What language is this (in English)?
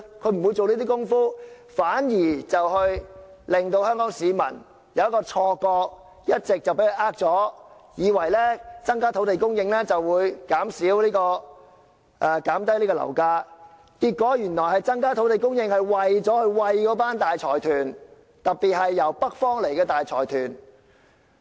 Cantonese